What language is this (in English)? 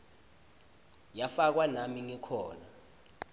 Swati